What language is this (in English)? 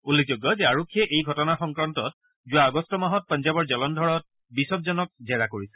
Assamese